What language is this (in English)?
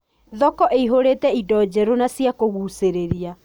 Kikuyu